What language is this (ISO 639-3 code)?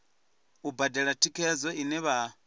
ven